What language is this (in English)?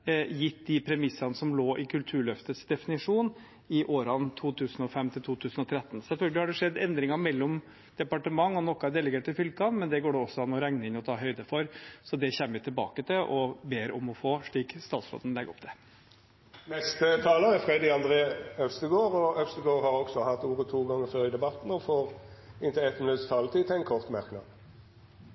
Norwegian